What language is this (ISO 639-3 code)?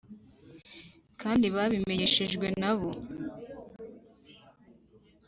kin